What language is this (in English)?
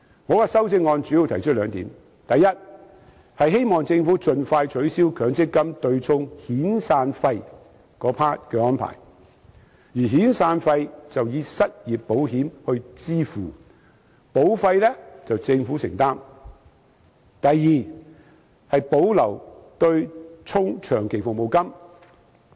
Cantonese